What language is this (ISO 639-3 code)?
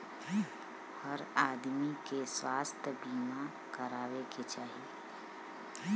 bho